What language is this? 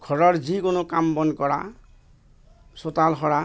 Assamese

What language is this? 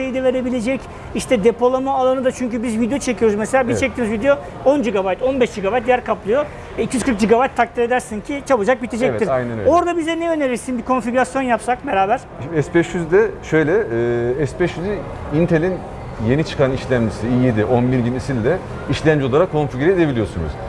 Turkish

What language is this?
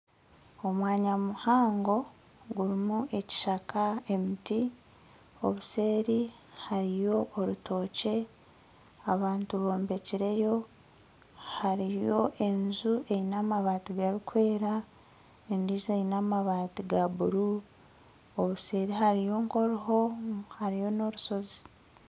Nyankole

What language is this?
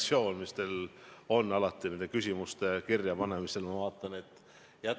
Estonian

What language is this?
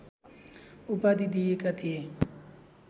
Nepali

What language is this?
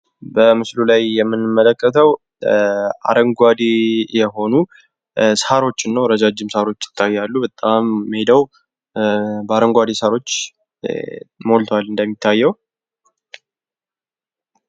Amharic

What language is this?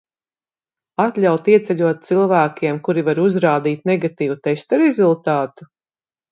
Latvian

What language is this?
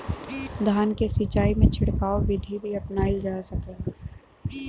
Bhojpuri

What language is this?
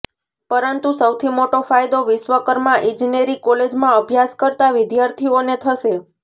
Gujarati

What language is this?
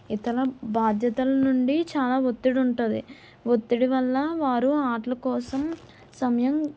Telugu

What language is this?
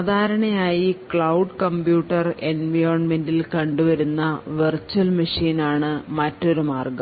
Malayalam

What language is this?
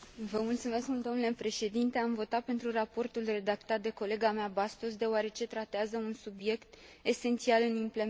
Romanian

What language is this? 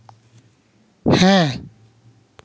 Santali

